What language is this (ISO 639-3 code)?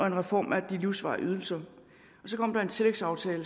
dan